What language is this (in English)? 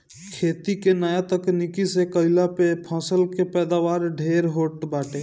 Bhojpuri